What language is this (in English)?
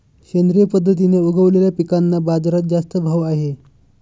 Marathi